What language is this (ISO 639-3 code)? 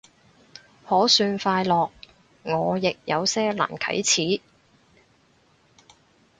yue